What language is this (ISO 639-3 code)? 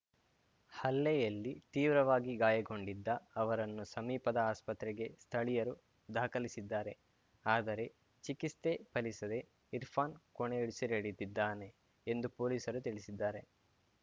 kan